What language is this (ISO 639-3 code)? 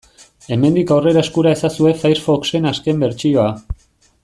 eus